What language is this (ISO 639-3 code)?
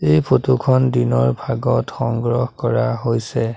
asm